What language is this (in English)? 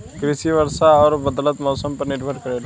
Bhojpuri